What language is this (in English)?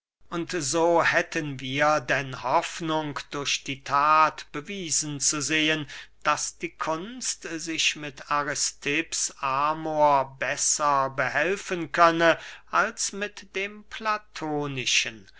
German